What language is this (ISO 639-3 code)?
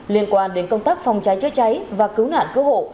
vie